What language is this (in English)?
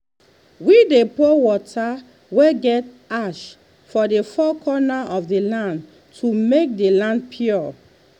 Nigerian Pidgin